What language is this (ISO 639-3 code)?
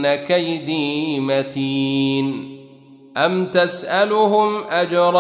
ara